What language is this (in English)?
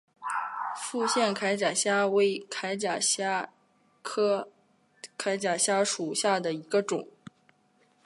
Chinese